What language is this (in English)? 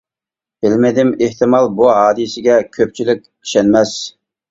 Uyghur